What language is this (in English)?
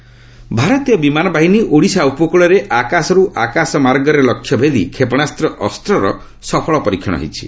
Odia